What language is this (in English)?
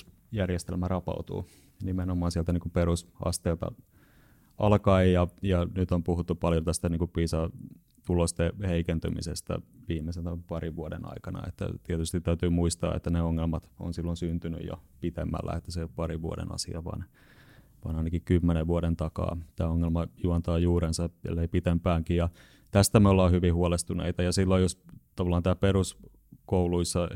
Finnish